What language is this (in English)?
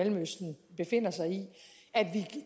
Danish